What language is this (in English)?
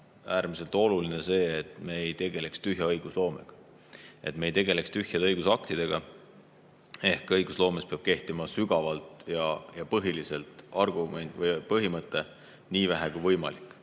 Estonian